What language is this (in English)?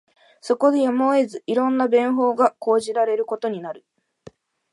Japanese